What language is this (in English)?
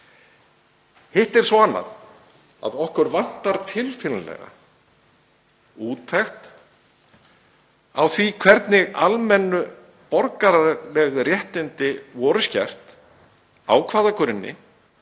Icelandic